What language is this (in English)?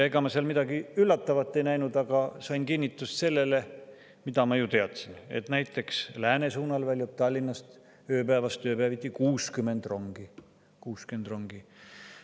Estonian